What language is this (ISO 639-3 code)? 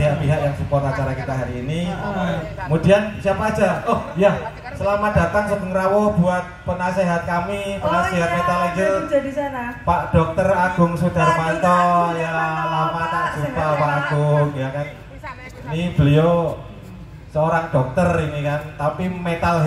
ind